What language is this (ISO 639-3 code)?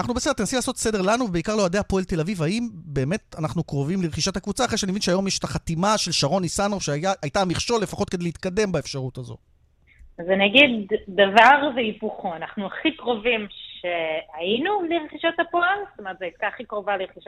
heb